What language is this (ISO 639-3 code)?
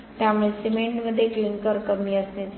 mar